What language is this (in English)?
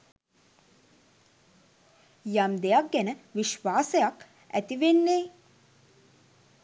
Sinhala